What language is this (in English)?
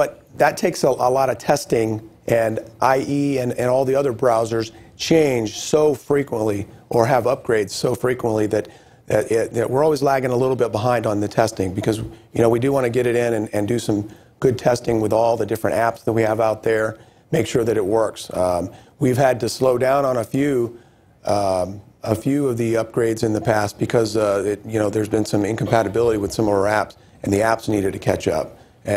English